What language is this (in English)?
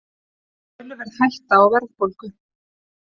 Icelandic